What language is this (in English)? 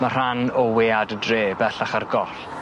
Welsh